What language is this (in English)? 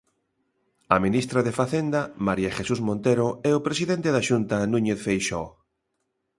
Galician